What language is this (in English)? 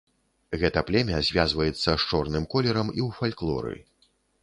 Belarusian